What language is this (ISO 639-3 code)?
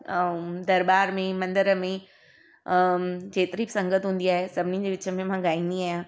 snd